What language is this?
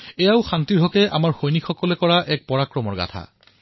Assamese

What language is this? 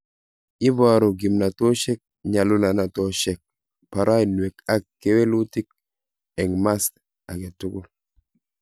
Kalenjin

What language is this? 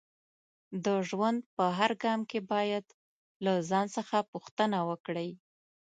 Pashto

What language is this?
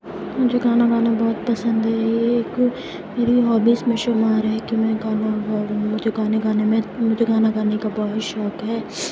Urdu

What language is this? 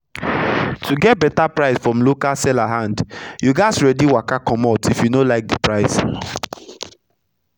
Nigerian Pidgin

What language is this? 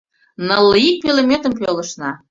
Mari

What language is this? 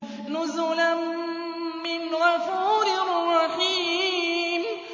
Arabic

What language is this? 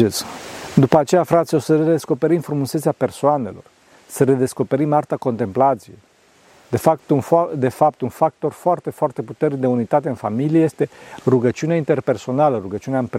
Romanian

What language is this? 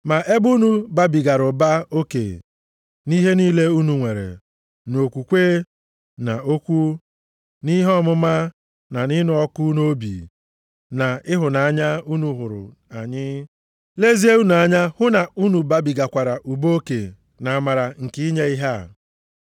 Igbo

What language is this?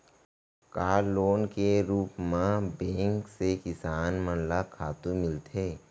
Chhattisgarhi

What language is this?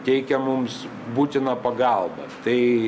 Lithuanian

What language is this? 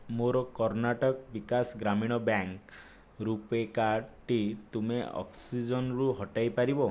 Odia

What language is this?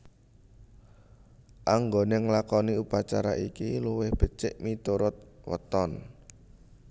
Javanese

